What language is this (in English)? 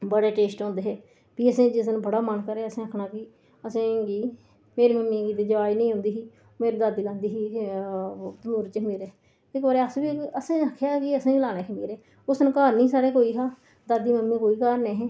Dogri